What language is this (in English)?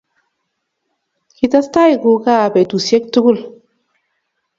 Kalenjin